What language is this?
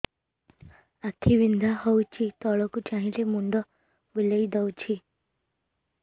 Odia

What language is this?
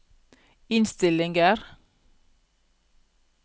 Norwegian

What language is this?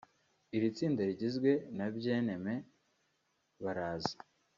Kinyarwanda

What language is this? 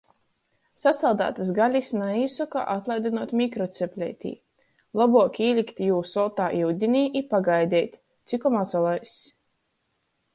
Latgalian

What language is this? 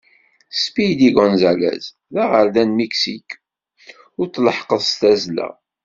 Kabyle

